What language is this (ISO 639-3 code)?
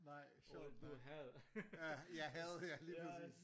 dan